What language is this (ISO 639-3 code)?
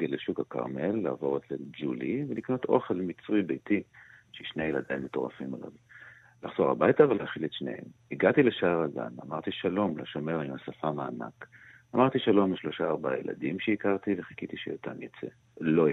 heb